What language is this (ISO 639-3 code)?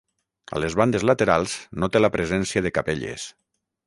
cat